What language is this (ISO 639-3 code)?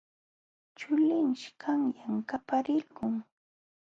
qxw